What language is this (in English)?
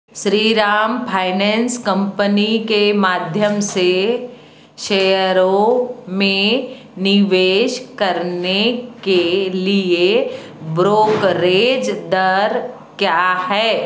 Hindi